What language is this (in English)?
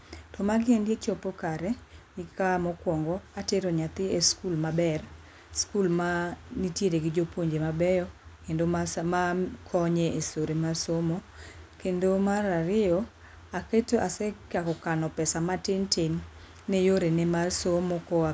Luo (Kenya and Tanzania)